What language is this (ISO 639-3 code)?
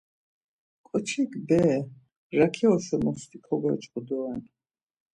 lzz